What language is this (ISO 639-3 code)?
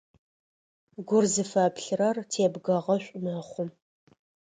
ady